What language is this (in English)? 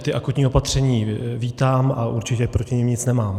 Czech